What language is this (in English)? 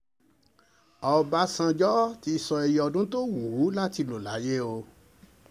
Yoruba